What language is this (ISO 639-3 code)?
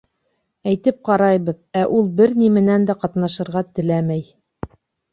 bak